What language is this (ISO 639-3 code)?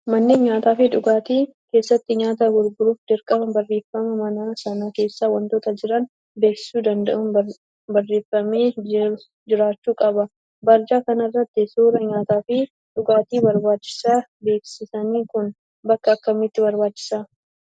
orm